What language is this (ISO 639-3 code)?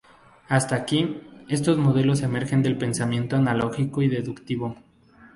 spa